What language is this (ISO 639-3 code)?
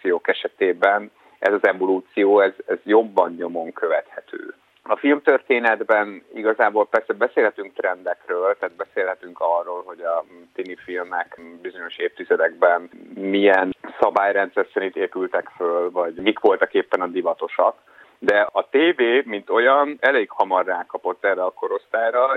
hun